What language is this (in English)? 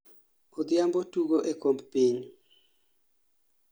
Luo (Kenya and Tanzania)